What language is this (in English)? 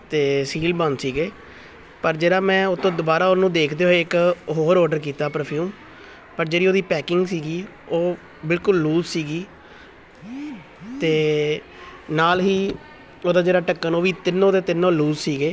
Punjabi